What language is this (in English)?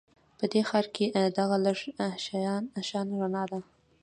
Pashto